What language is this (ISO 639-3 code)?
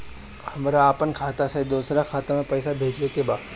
bho